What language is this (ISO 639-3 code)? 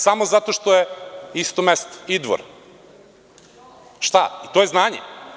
srp